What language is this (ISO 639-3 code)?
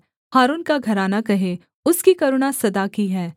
hin